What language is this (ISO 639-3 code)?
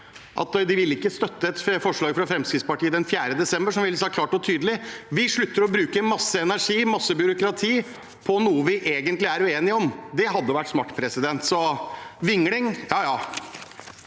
nor